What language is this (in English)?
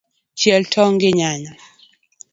Luo (Kenya and Tanzania)